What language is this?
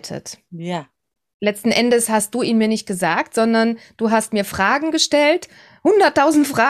German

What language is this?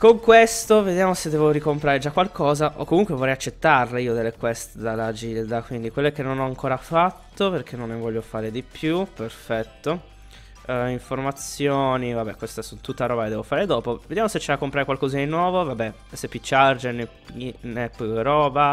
Italian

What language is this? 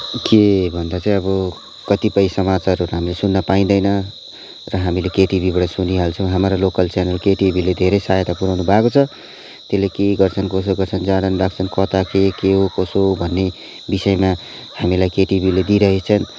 Nepali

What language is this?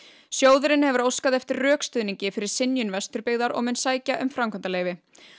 Icelandic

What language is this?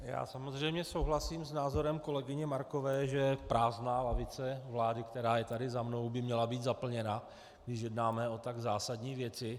Czech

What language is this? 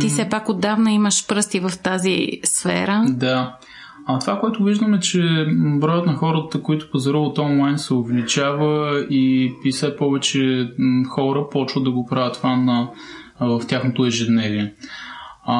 Bulgarian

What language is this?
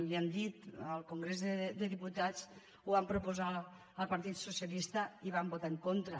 Catalan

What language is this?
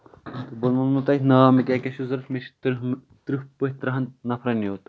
Kashmiri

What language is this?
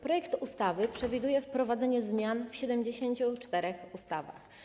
Polish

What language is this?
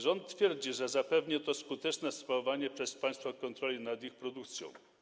Polish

